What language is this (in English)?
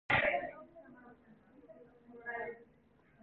Korean